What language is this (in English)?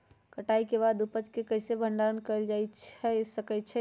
Magahi